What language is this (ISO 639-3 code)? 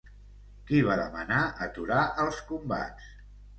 cat